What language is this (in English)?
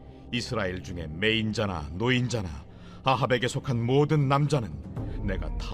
Korean